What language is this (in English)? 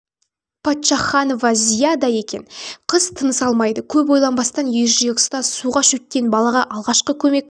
Kazakh